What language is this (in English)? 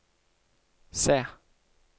Norwegian